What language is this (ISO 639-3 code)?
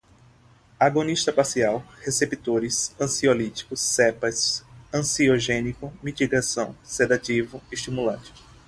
por